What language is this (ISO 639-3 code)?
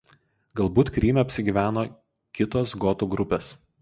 lit